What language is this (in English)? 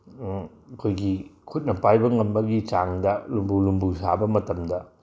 Manipuri